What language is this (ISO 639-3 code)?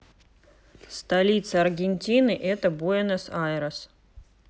rus